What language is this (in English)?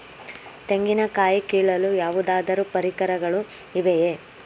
Kannada